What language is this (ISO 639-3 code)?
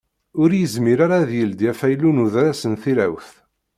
kab